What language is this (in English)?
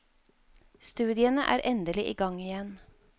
Norwegian